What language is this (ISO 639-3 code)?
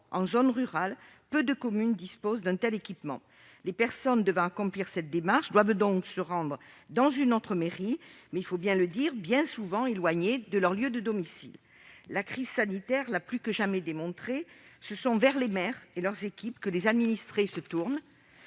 fra